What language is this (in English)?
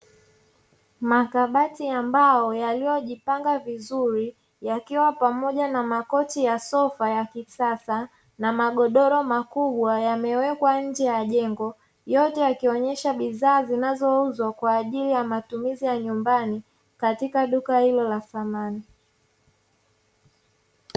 Swahili